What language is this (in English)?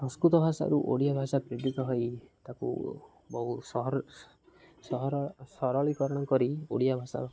Odia